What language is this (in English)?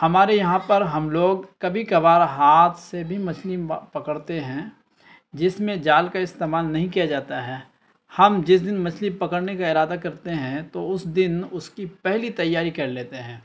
Urdu